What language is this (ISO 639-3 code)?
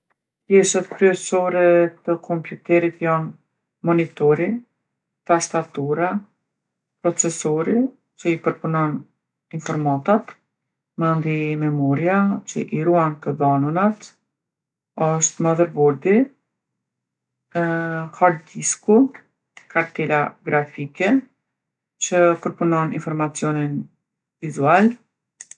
aln